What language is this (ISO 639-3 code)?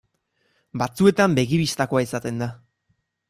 eus